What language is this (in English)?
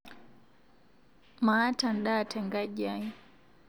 Masai